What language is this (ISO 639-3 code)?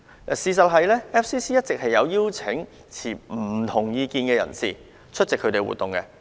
yue